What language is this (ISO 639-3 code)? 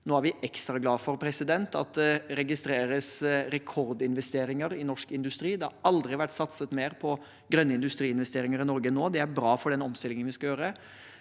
nor